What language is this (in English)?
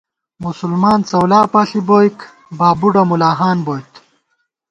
Gawar-Bati